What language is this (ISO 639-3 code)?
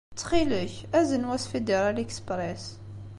kab